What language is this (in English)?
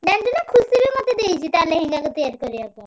Odia